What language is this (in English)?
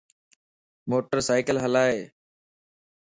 Lasi